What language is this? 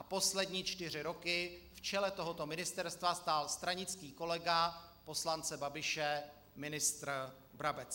Czech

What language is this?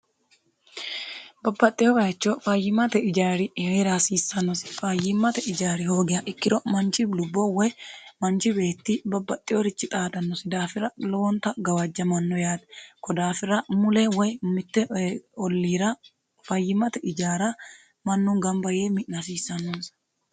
Sidamo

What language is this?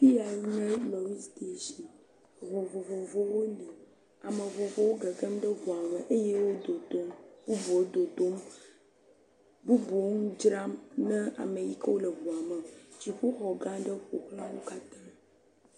Ewe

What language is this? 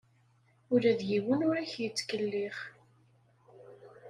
Kabyle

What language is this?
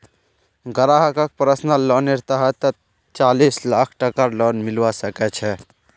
Magahi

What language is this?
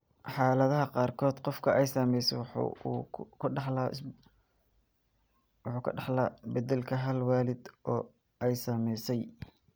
Somali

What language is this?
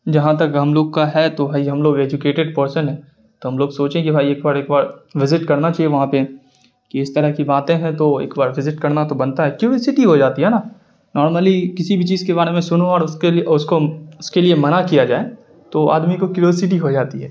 Urdu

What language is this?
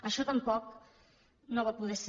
Catalan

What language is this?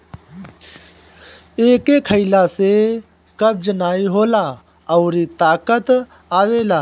Bhojpuri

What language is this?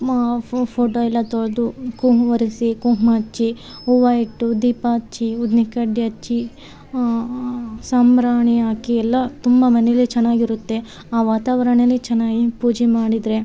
Kannada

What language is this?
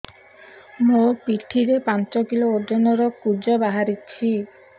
Odia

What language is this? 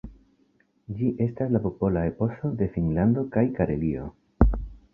Esperanto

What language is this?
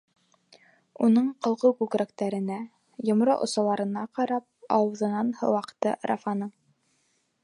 Bashkir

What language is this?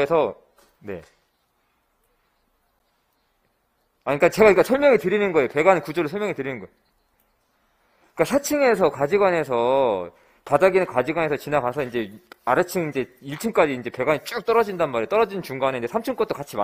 Korean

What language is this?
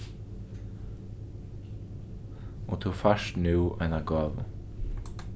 Faroese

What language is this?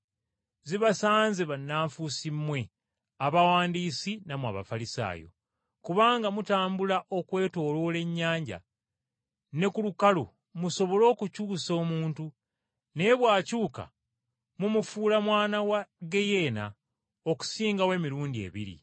Ganda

